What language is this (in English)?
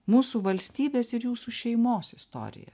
Lithuanian